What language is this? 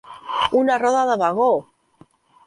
Catalan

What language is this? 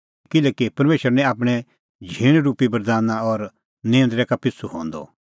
Kullu Pahari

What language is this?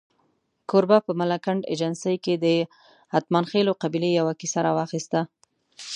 Pashto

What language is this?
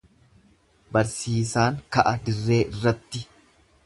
Oromo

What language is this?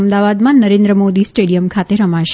Gujarati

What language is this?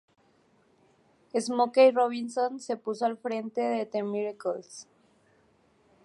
Spanish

